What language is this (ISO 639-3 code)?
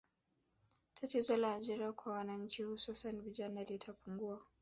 swa